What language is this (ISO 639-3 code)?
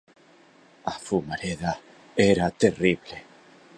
glg